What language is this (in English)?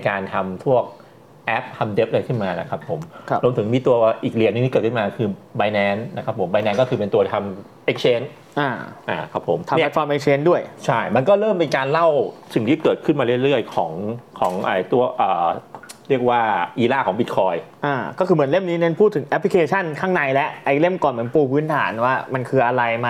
Thai